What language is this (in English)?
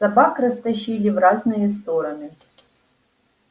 Russian